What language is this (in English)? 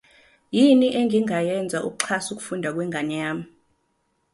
Zulu